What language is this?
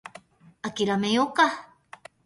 Japanese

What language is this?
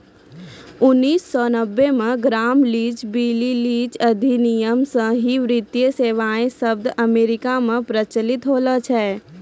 Maithili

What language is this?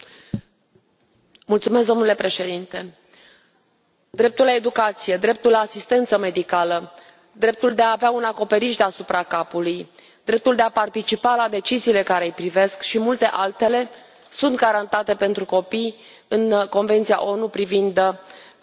Romanian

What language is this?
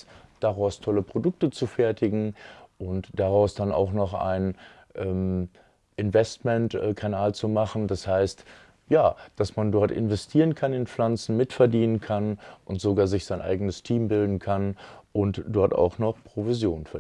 German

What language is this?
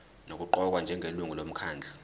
Zulu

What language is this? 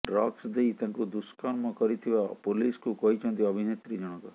Odia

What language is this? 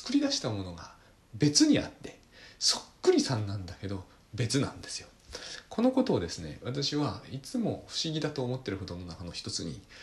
Japanese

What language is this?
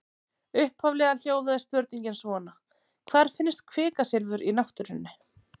Icelandic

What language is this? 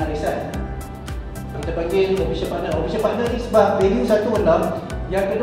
Malay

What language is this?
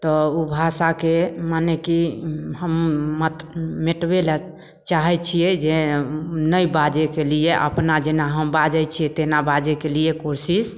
Maithili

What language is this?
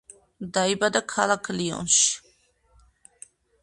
Georgian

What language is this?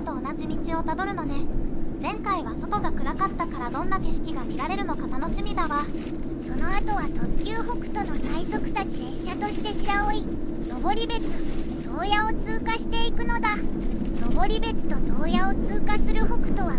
Japanese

